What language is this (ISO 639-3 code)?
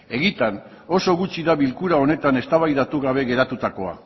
eus